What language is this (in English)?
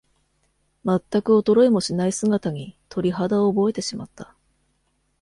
Japanese